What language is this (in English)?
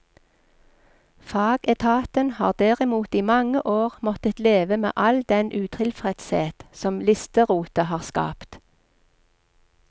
Norwegian